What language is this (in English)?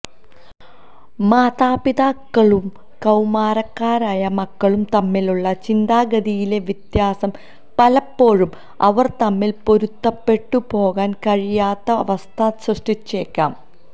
Malayalam